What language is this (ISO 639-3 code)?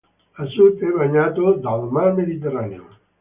ita